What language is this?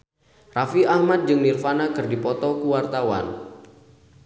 Sundanese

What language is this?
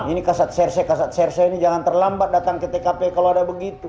Indonesian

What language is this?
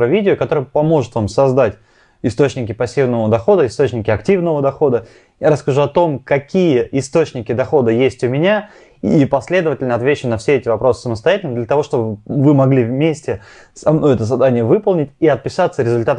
Russian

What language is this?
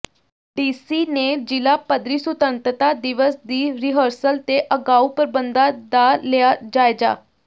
Punjabi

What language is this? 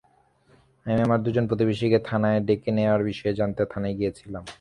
Bangla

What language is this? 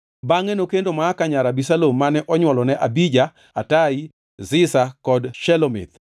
Luo (Kenya and Tanzania)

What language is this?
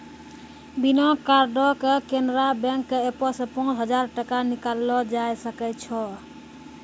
Maithili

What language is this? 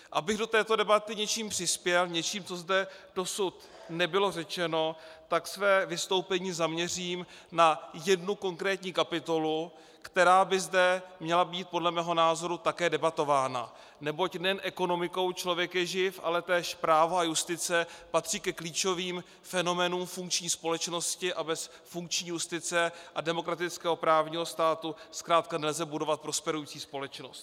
Czech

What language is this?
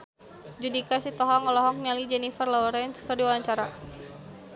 Sundanese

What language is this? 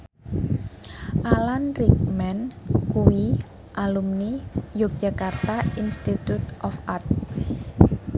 Javanese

